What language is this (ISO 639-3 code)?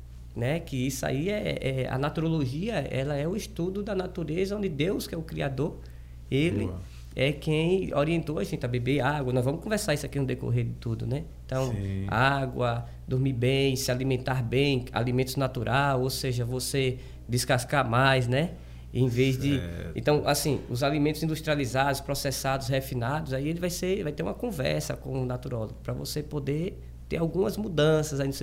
por